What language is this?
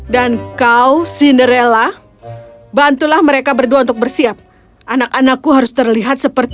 Indonesian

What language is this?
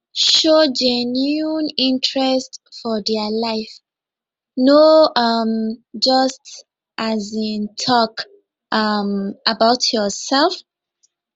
Nigerian Pidgin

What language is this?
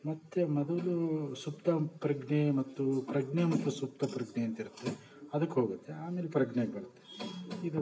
Kannada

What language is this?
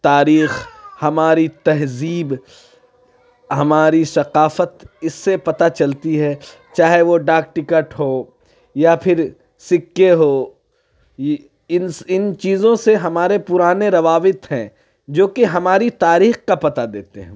Urdu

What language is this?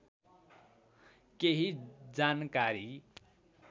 Nepali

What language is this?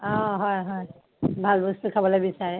Assamese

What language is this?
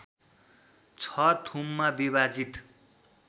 Nepali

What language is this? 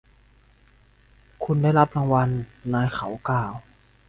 Thai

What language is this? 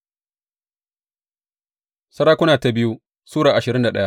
Hausa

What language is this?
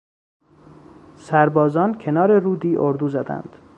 Persian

